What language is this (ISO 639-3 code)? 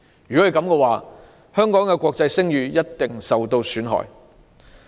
yue